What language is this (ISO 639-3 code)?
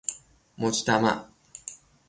fas